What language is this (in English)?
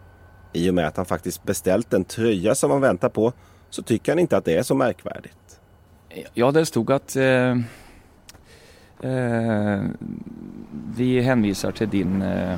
Swedish